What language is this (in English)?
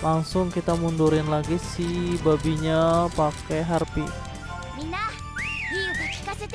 Indonesian